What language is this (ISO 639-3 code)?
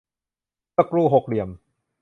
tha